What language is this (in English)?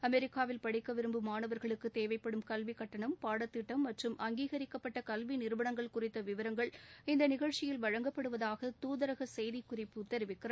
Tamil